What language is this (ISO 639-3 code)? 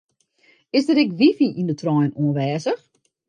fry